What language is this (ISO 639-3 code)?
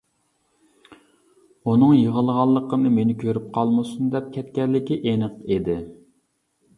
uig